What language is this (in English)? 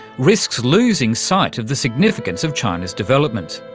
English